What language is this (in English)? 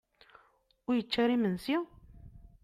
Kabyle